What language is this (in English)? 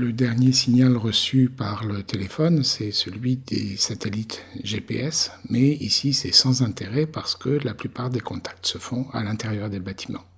French